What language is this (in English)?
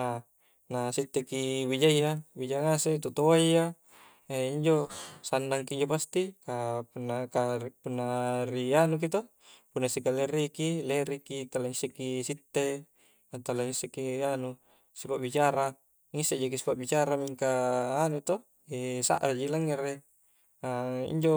Coastal Konjo